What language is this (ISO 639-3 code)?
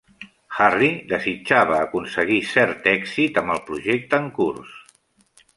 cat